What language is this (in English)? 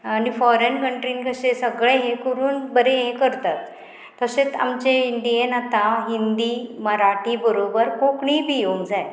Konkani